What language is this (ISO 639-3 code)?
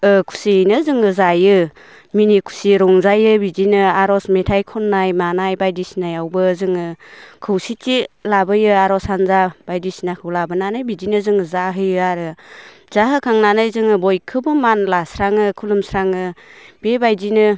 brx